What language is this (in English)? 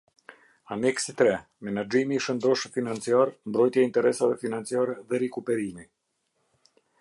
Albanian